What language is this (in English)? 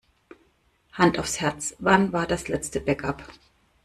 German